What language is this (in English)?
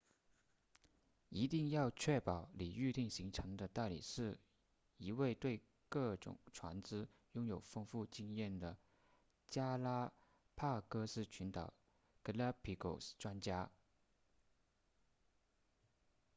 Chinese